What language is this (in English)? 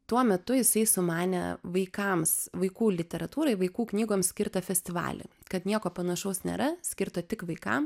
Lithuanian